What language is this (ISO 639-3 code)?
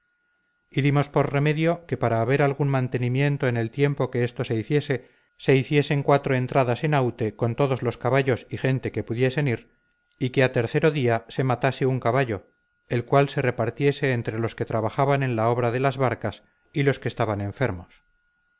spa